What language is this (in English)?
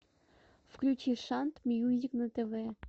Russian